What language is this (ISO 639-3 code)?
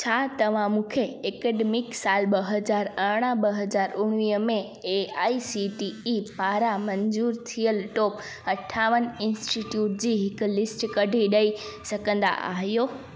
snd